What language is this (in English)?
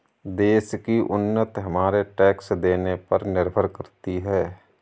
Hindi